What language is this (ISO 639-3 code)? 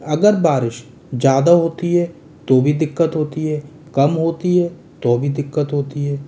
hin